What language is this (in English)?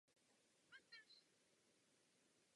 Czech